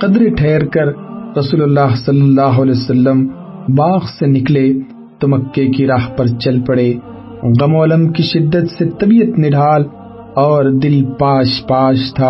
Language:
Urdu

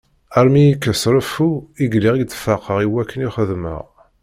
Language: Kabyle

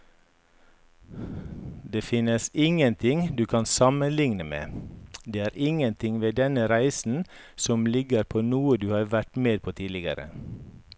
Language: Norwegian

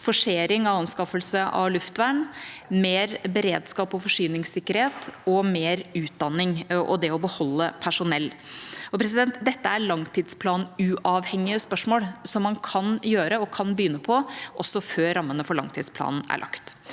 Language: Norwegian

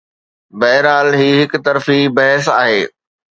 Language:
Sindhi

